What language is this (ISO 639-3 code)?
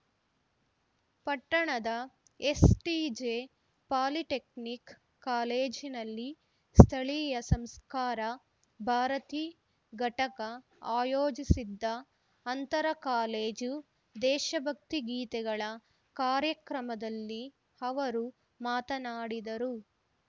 kan